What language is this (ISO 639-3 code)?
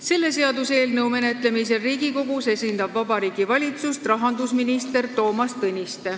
est